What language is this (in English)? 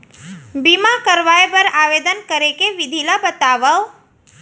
Chhattisgarhi